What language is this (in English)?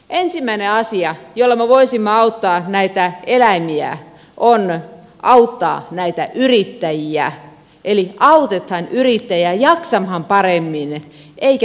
Finnish